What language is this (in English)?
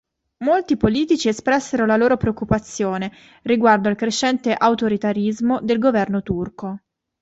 Italian